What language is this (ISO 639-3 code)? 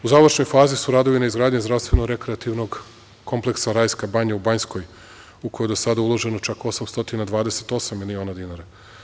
srp